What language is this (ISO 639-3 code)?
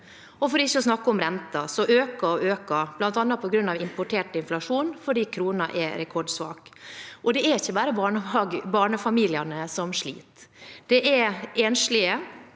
nor